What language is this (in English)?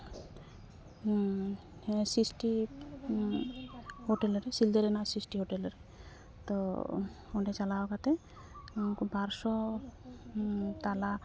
Santali